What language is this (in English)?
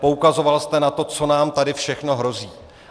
Czech